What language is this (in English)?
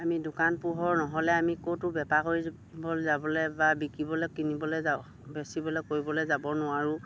Assamese